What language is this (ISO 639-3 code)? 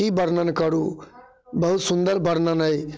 mai